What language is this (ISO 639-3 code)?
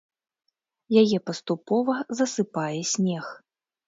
bel